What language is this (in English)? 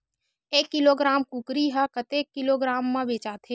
Chhattisgarhi